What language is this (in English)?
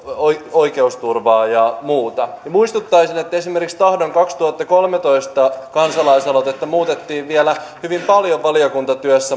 Finnish